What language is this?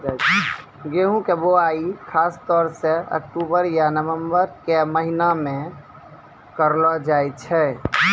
Maithili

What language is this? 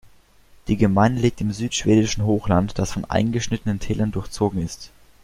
German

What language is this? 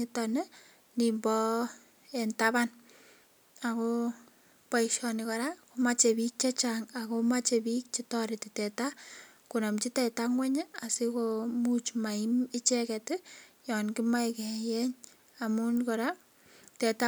Kalenjin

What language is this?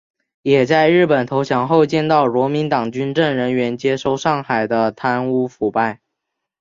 Chinese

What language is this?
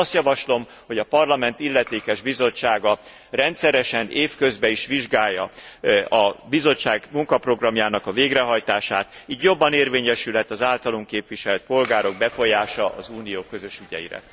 Hungarian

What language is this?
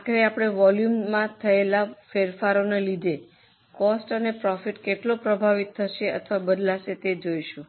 Gujarati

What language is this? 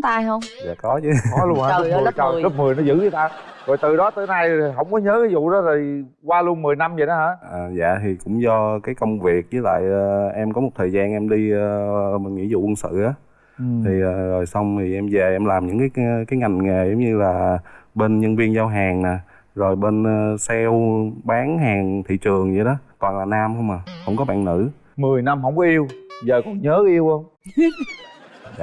Vietnamese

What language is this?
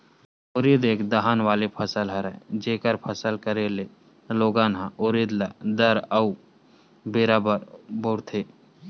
Chhattisgarhi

